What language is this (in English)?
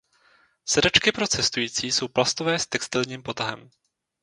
Czech